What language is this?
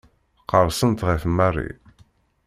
Kabyle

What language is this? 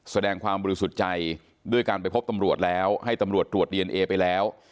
Thai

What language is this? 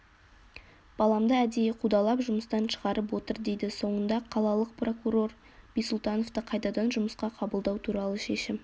Kazakh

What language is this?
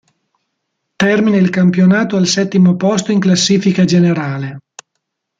Italian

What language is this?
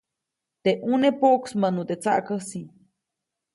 Copainalá Zoque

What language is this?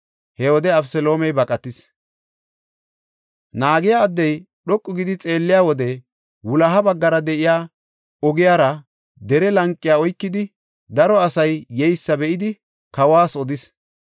Gofa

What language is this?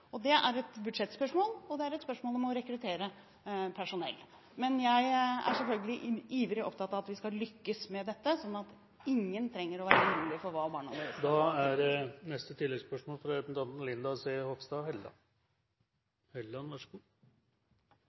Norwegian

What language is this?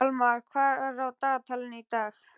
Icelandic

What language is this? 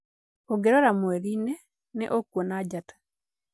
Kikuyu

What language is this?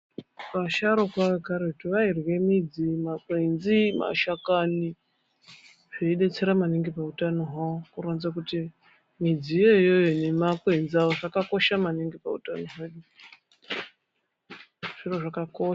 Ndau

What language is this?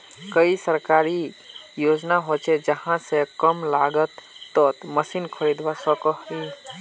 Magahi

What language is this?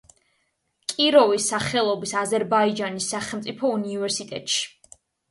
Georgian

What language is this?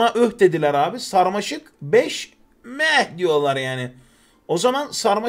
Turkish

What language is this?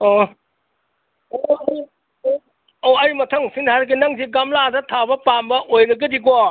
Manipuri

